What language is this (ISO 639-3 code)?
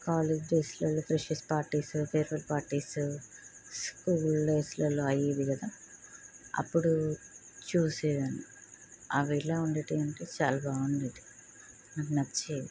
tel